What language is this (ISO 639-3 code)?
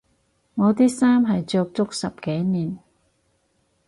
yue